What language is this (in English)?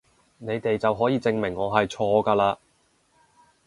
Cantonese